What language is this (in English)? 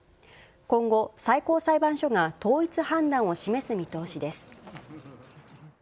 Japanese